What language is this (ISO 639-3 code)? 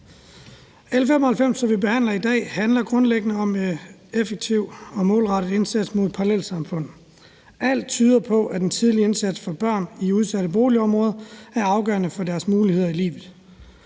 dan